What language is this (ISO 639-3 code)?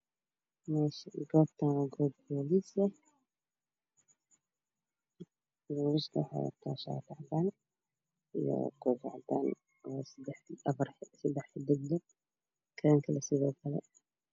som